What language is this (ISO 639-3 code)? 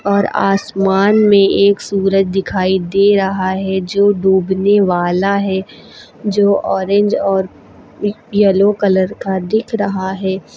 hin